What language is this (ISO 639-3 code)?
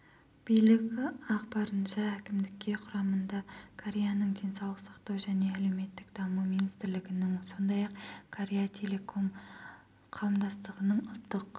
kaz